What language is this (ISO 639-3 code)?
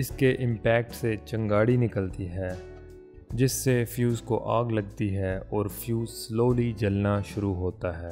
hin